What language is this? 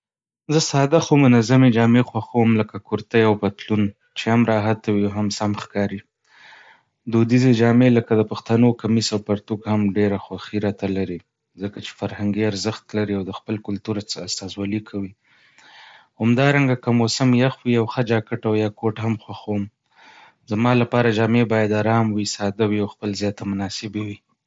Pashto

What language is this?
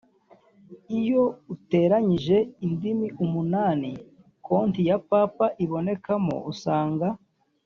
Kinyarwanda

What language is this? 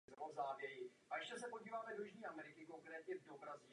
Czech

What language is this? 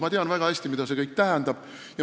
Estonian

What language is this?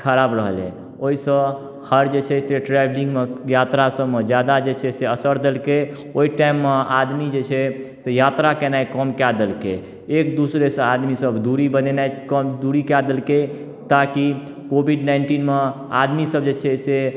Maithili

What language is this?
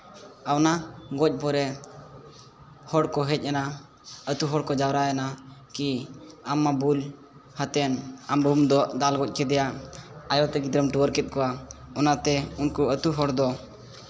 Santali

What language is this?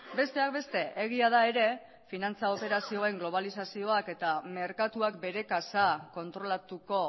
Basque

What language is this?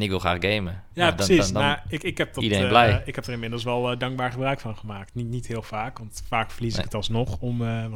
Dutch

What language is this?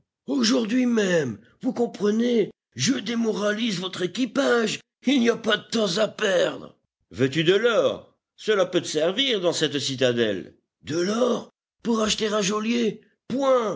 French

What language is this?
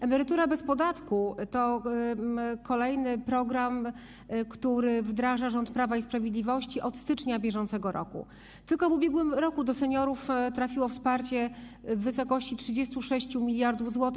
Polish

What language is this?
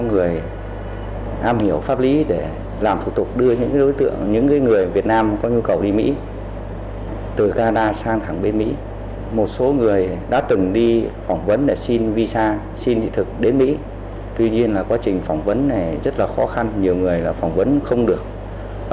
Vietnamese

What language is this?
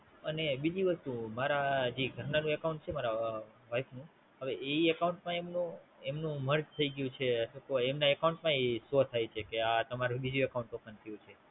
Gujarati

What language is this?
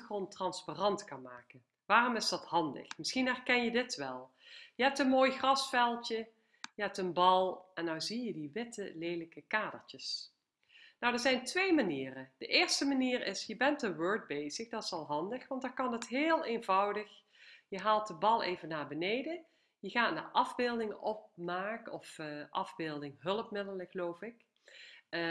Dutch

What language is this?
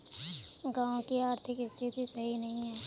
Magahi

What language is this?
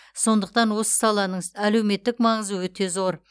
Kazakh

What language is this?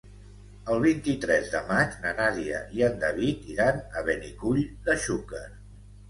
Catalan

